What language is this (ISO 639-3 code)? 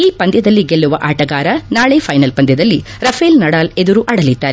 kan